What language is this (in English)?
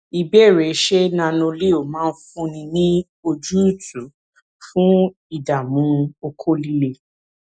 Yoruba